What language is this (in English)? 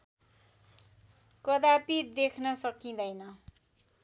Nepali